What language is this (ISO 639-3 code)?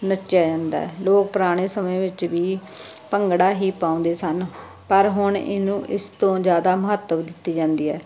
pan